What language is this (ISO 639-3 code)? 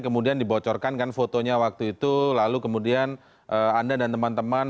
ind